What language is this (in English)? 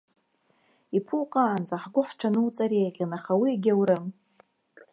Abkhazian